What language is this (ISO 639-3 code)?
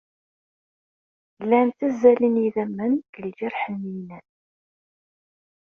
kab